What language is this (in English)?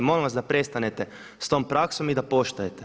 Croatian